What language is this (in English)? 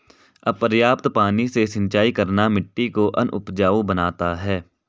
Hindi